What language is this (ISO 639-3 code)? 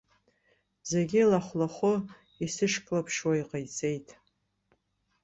abk